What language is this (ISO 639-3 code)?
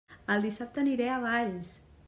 cat